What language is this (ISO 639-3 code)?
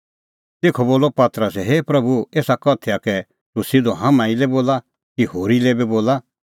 kfx